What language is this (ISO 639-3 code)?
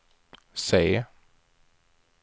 swe